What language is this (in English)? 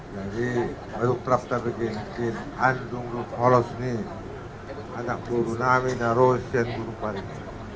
Indonesian